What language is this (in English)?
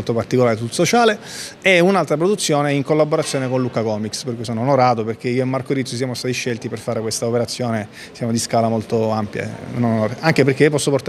Italian